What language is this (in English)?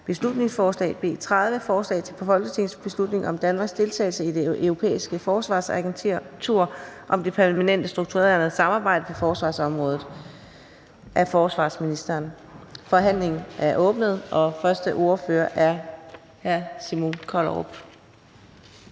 Danish